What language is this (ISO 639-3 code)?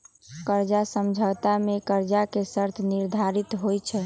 mag